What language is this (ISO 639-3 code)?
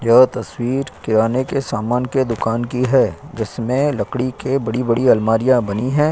hin